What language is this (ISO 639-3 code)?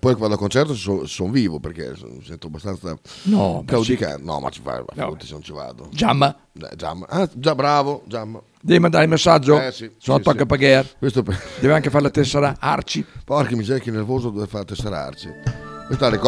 ita